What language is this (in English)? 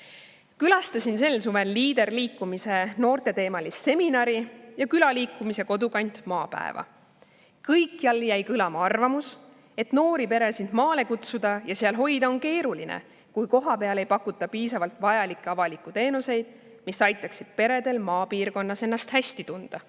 Estonian